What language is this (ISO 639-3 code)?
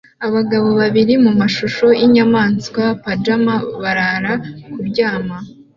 kin